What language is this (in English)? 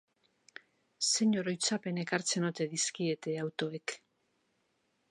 Basque